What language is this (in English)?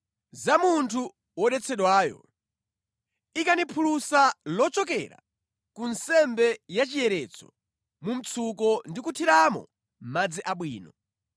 Nyanja